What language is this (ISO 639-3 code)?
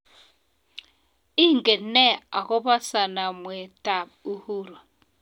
kln